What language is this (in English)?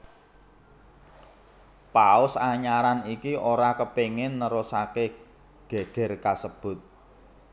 Javanese